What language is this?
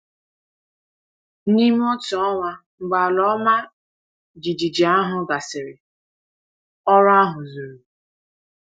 Igbo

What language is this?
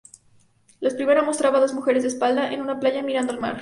Spanish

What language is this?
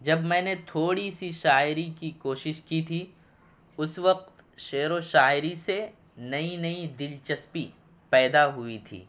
Urdu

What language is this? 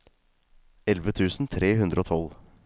Norwegian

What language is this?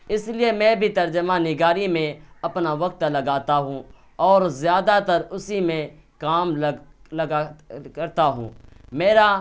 Urdu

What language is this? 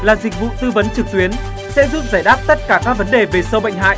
Vietnamese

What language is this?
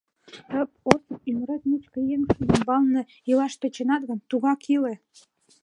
Mari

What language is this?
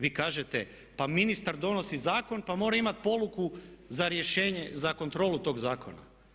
Croatian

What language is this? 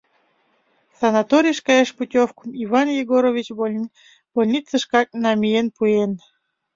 Mari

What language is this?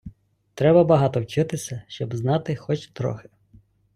Ukrainian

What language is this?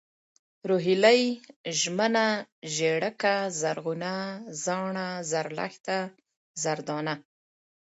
Pashto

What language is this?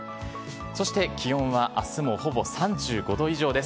Japanese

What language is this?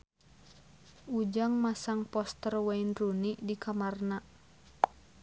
Sundanese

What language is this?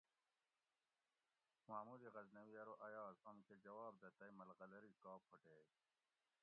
Gawri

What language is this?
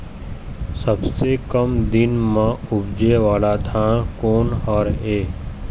Chhattisgarhi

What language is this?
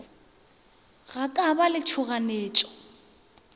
Northern Sotho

